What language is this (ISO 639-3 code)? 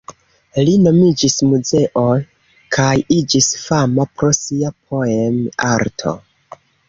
epo